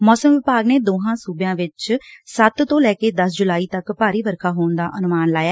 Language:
Punjabi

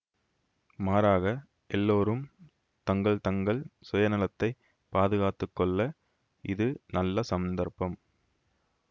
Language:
Tamil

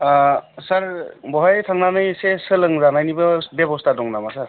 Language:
Bodo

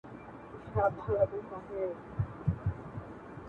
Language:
Pashto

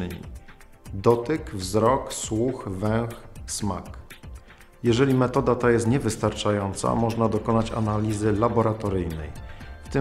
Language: Polish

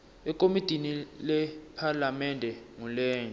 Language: Swati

